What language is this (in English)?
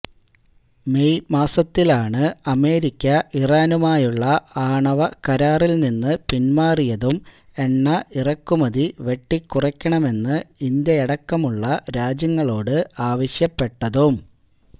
Malayalam